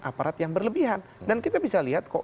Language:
Indonesian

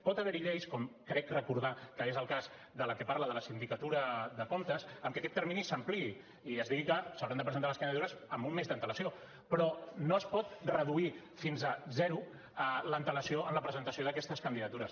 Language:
Catalan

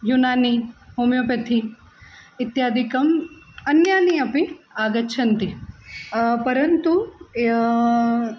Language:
Sanskrit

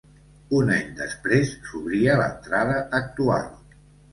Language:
Catalan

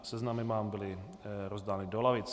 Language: Czech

